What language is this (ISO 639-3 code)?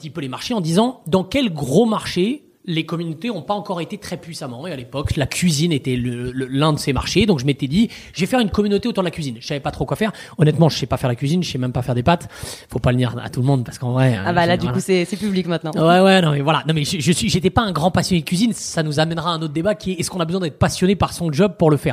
fra